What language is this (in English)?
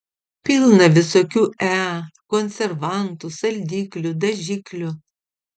Lithuanian